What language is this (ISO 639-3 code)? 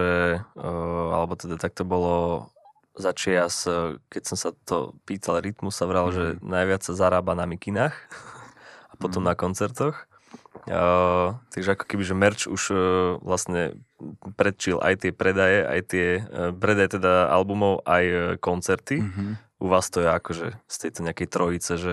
slk